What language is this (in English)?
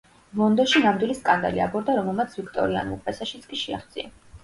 Georgian